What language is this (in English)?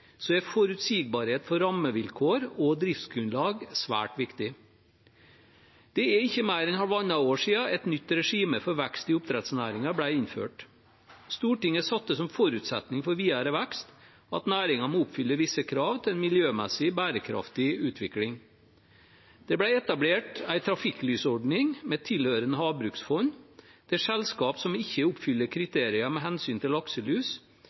Norwegian Bokmål